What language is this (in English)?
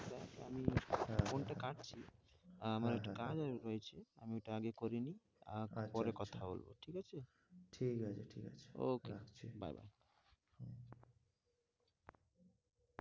Bangla